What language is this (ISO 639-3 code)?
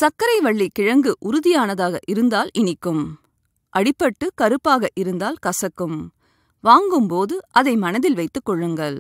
ara